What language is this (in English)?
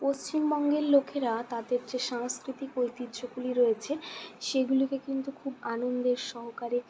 Bangla